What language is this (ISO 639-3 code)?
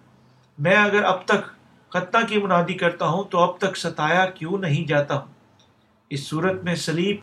urd